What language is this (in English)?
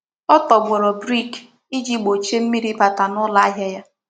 Igbo